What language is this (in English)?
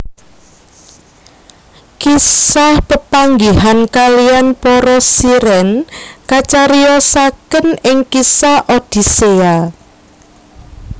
Javanese